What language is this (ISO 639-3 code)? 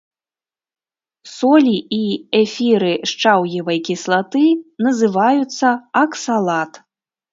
bel